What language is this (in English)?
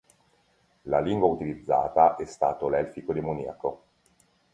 Italian